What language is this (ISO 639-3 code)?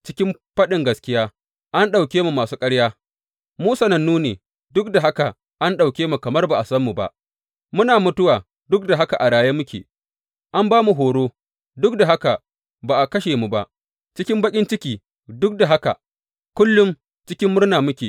hau